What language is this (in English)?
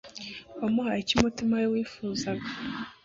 Kinyarwanda